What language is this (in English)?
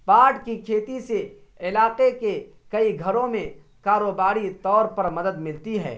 Urdu